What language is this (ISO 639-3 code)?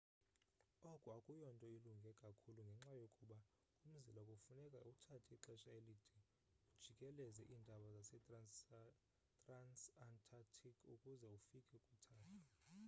xho